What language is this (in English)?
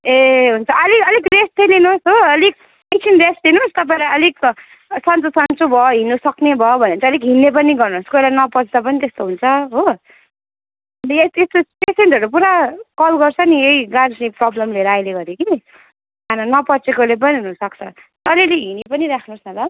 Nepali